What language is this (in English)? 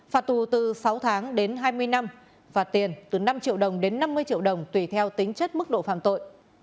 Vietnamese